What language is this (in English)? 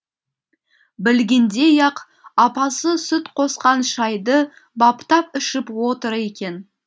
Kazakh